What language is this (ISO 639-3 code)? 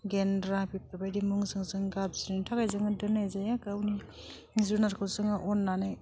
brx